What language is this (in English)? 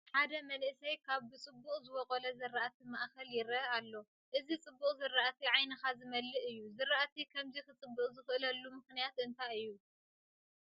Tigrinya